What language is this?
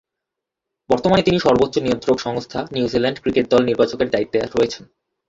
Bangla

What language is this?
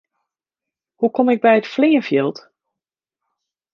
Western Frisian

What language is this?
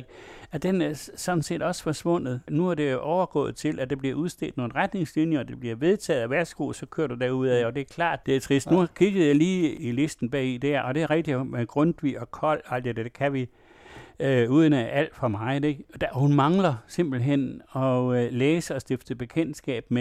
Danish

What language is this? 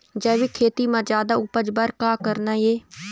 Chhattisgarhi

